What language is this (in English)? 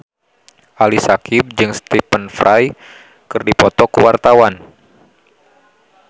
Sundanese